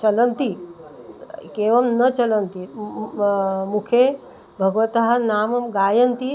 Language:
Sanskrit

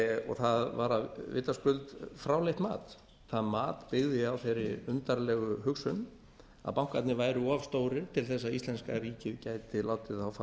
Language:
Icelandic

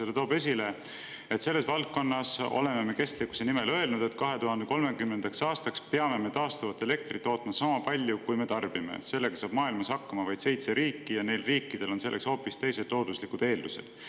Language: Estonian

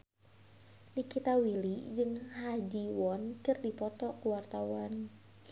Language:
Sundanese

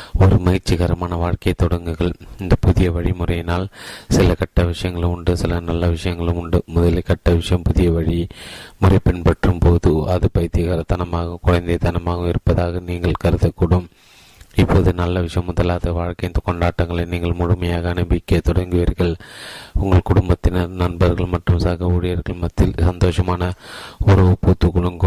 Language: Tamil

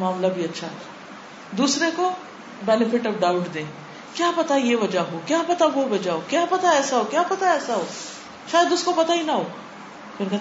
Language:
Urdu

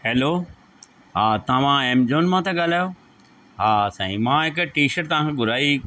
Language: Sindhi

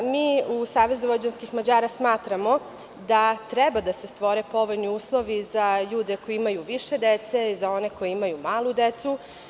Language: Serbian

